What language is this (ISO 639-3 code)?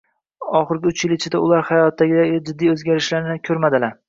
uzb